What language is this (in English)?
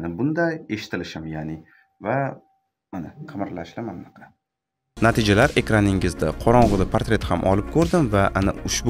Turkish